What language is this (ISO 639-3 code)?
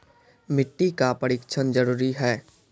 mai